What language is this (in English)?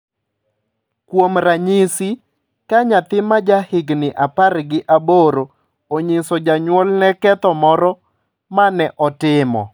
Luo (Kenya and Tanzania)